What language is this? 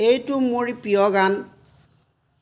Assamese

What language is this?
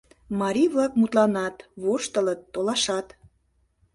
Mari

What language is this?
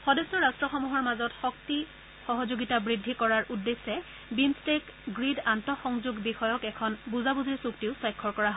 Assamese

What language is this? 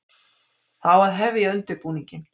Icelandic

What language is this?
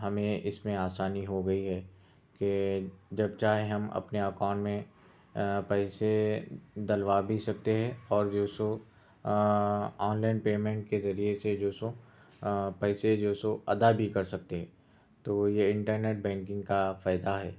Urdu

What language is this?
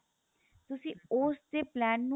Punjabi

